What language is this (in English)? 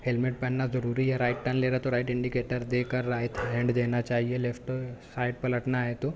Urdu